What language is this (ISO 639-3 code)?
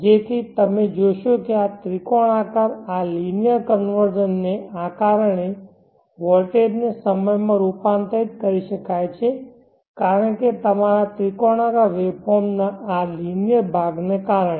guj